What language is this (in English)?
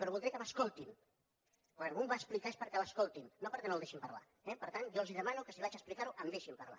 Catalan